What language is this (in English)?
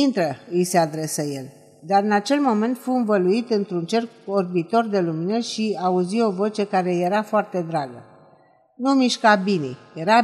Romanian